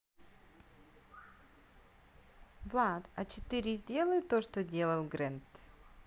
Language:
Russian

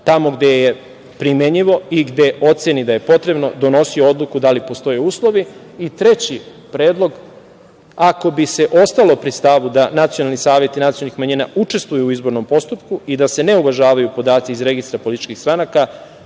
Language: Serbian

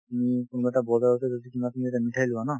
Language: Assamese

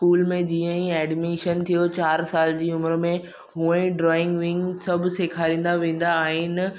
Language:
Sindhi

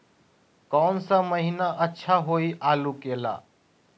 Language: Magahi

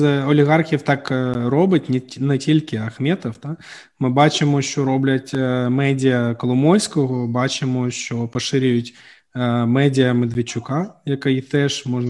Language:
Ukrainian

